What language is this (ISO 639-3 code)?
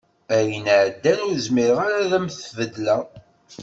kab